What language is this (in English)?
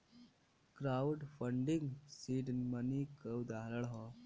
Bhojpuri